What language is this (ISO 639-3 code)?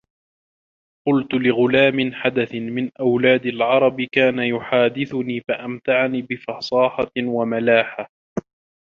ara